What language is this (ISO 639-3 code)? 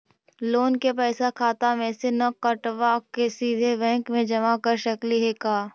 mag